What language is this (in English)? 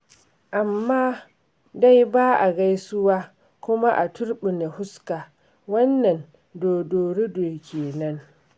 Hausa